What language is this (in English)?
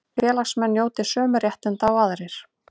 Icelandic